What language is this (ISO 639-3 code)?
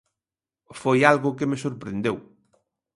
glg